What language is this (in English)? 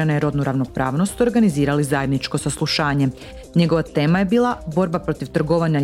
Croatian